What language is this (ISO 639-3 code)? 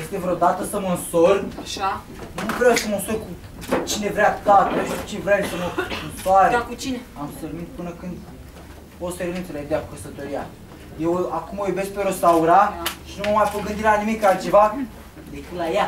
ron